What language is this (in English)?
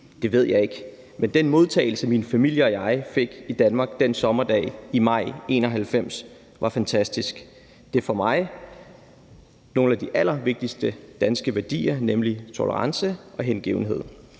Danish